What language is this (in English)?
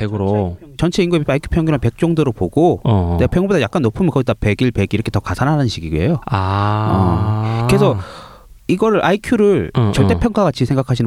Korean